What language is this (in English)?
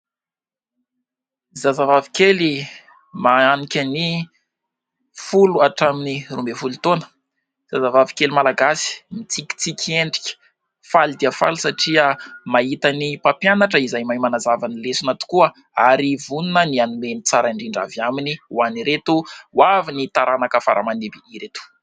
Malagasy